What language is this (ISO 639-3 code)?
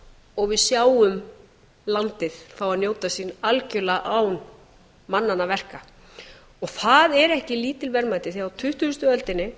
isl